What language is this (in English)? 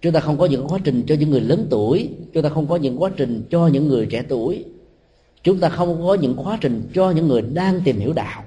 Vietnamese